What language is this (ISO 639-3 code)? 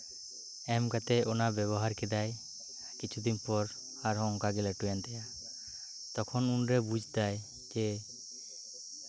sat